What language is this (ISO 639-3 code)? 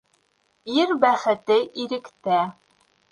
bak